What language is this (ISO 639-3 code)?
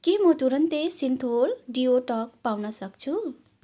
nep